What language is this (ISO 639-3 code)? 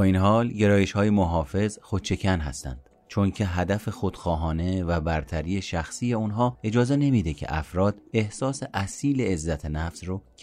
fas